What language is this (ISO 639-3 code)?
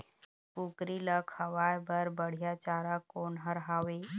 hne